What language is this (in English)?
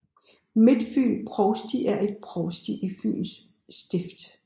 Danish